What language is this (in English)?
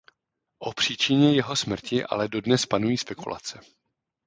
Czech